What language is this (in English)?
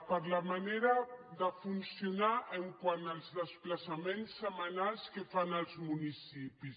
Catalan